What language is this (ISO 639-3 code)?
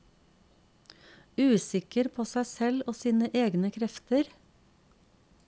nor